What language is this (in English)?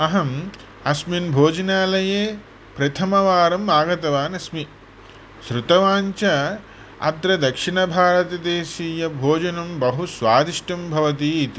Sanskrit